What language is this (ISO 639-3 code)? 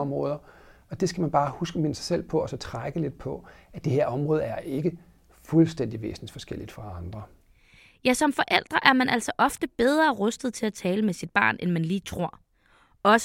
dan